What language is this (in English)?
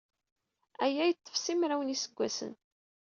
Kabyle